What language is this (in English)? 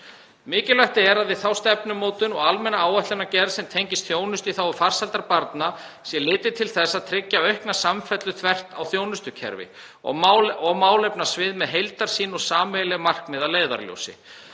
Icelandic